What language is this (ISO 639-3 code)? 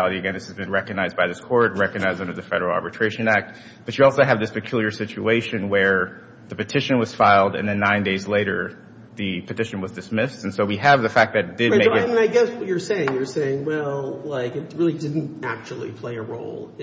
eng